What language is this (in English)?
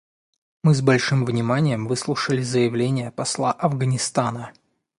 Russian